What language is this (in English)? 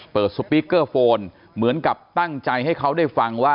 Thai